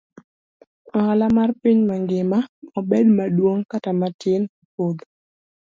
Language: Luo (Kenya and Tanzania)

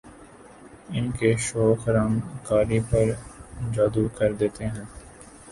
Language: Urdu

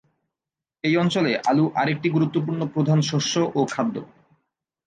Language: Bangla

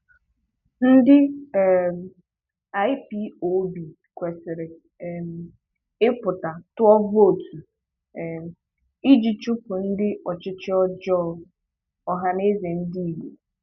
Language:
Igbo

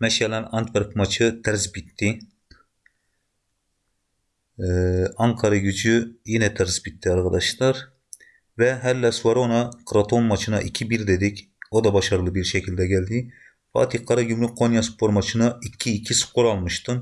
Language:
Turkish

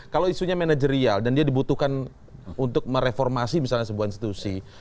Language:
Indonesian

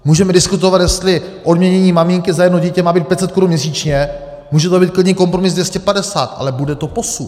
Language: Czech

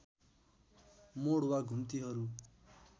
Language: Nepali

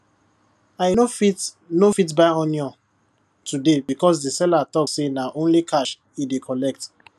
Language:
Nigerian Pidgin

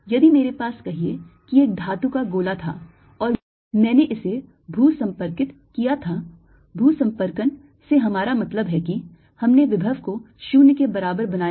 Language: Hindi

